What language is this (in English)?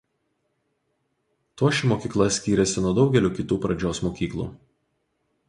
Lithuanian